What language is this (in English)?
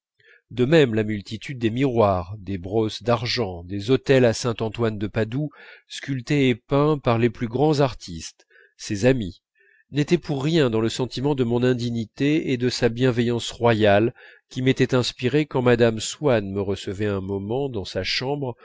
French